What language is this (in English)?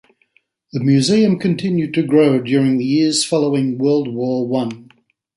English